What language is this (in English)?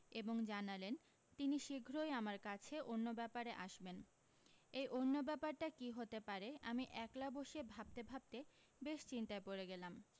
Bangla